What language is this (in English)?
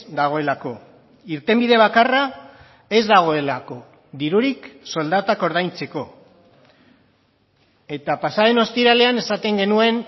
Basque